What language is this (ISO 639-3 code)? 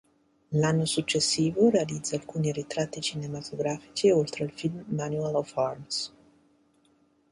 ita